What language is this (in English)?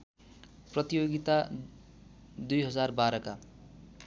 Nepali